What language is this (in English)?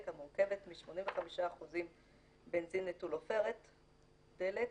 Hebrew